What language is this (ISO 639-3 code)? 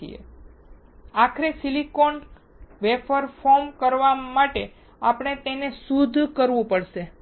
guj